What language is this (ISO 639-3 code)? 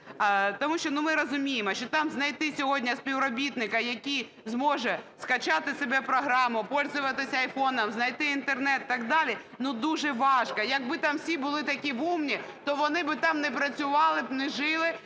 ukr